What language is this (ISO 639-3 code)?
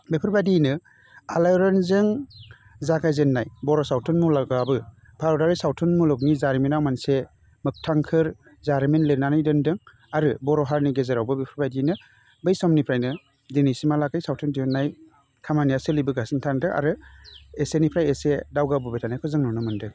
brx